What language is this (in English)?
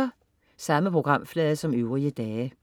Danish